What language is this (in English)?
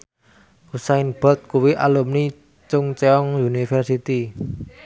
Javanese